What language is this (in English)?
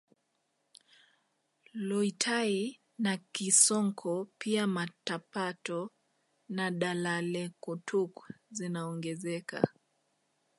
Swahili